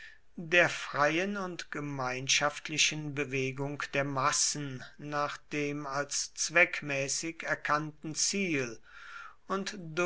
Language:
German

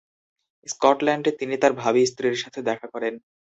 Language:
Bangla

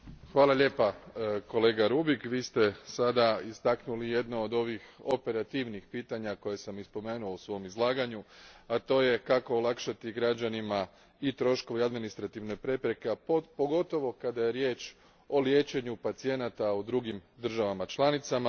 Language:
Croatian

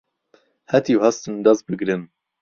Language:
Central Kurdish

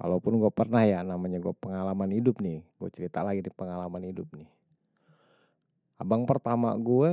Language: Betawi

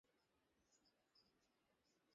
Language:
Bangla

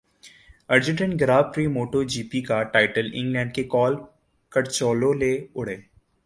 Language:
Urdu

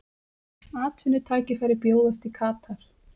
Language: Icelandic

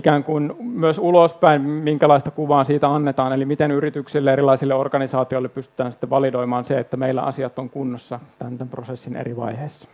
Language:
Finnish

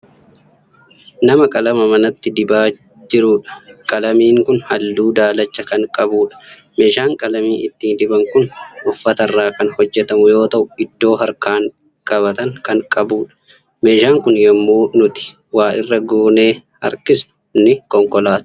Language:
Oromo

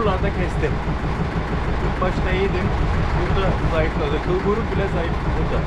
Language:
Turkish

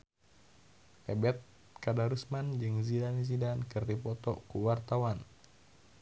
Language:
Sundanese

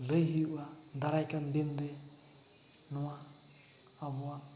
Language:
Santali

